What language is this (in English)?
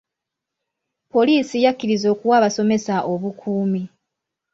Ganda